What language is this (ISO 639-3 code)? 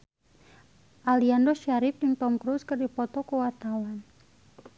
sun